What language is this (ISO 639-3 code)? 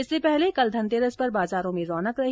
hin